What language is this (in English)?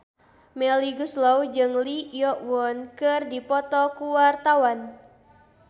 Sundanese